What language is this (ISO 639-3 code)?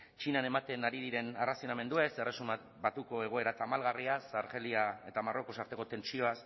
eus